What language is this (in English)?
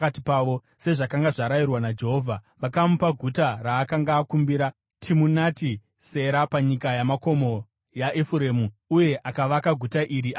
Shona